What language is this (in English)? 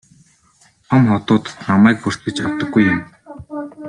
Mongolian